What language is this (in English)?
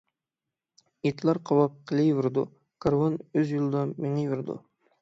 Uyghur